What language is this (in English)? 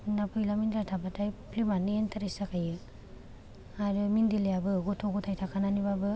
Bodo